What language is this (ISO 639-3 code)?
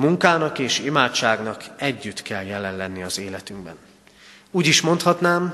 hun